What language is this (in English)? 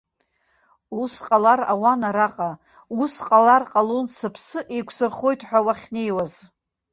Abkhazian